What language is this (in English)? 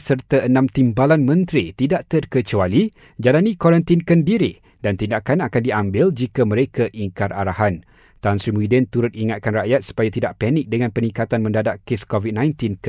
Malay